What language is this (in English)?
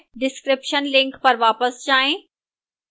Hindi